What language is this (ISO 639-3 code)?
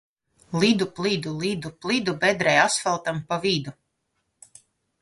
lav